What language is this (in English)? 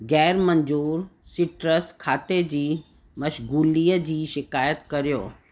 Sindhi